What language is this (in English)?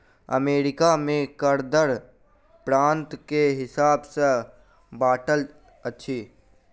Maithili